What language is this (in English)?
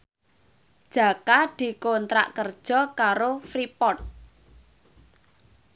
Javanese